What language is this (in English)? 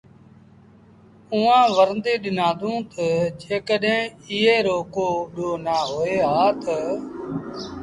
Sindhi Bhil